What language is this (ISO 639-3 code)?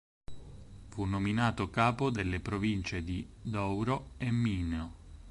ita